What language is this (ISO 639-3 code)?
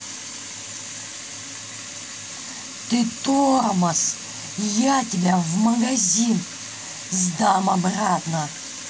rus